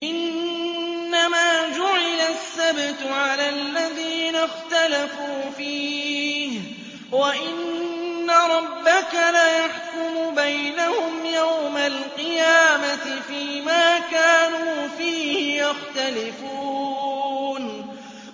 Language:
Arabic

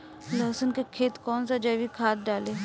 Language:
Bhojpuri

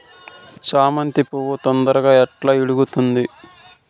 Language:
Telugu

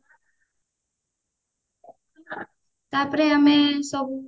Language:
Odia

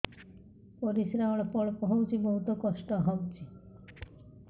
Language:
Odia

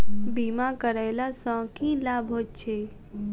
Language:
Maithili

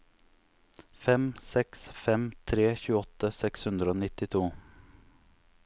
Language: Norwegian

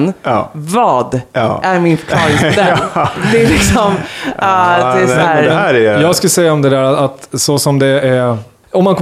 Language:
Swedish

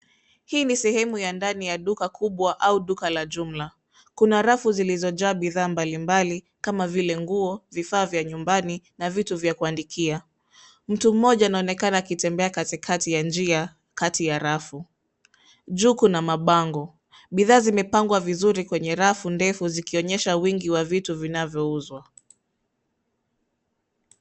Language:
Swahili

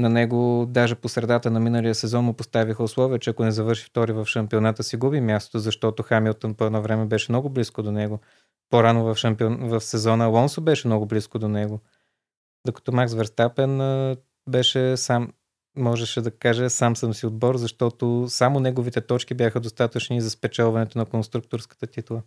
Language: Bulgarian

